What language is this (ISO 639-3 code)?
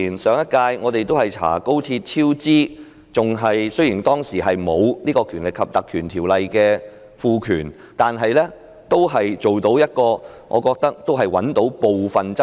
yue